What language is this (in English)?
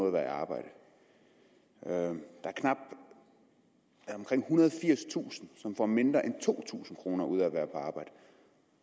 Danish